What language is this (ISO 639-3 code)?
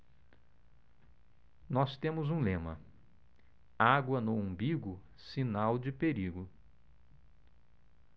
por